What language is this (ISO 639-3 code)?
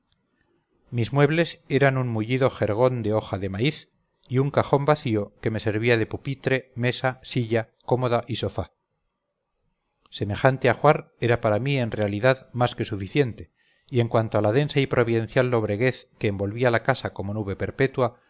spa